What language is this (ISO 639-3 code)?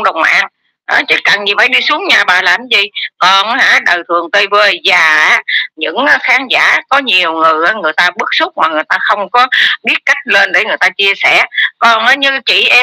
vie